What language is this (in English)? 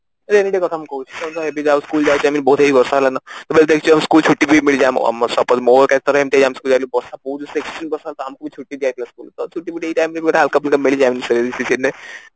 Odia